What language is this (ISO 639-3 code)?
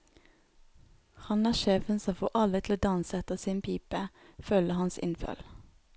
nor